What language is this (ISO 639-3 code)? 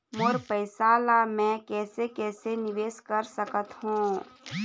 hne